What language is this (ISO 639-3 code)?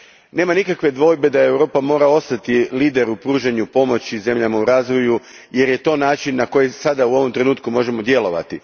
hrv